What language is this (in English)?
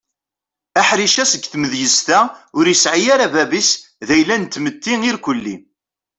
Kabyle